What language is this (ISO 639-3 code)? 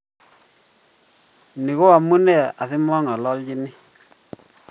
kln